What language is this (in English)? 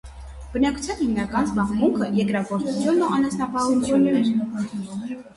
Armenian